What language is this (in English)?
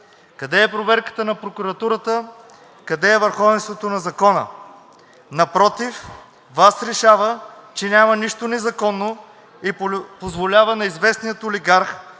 Bulgarian